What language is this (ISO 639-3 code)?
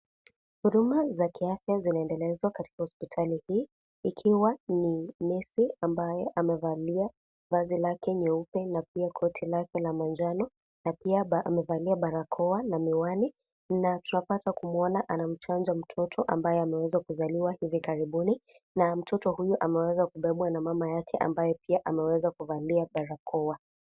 swa